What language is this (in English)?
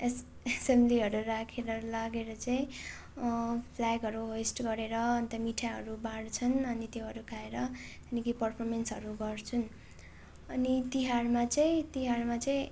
Nepali